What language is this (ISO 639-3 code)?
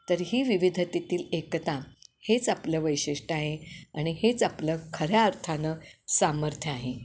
mar